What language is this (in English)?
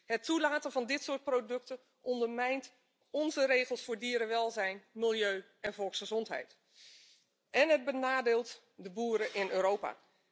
Dutch